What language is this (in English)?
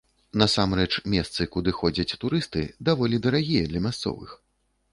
Belarusian